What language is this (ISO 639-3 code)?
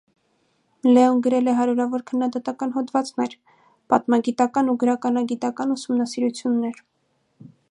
hye